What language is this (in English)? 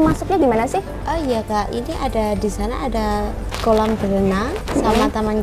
Indonesian